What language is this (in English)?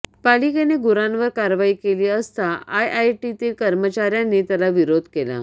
Marathi